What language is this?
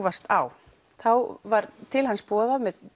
Icelandic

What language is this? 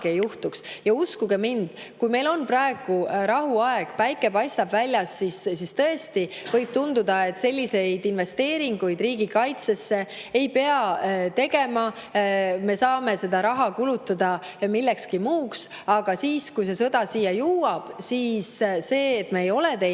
Estonian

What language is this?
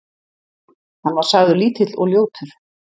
Icelandic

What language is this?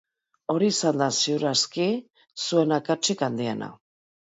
Basque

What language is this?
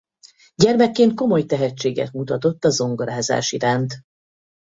Hungarian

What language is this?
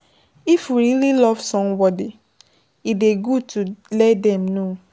Nigerian Pidgin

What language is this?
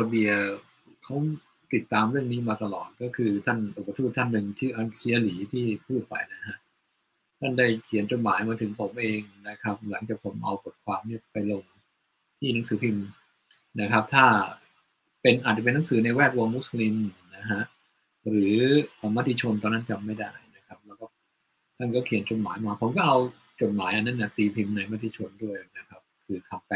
Thai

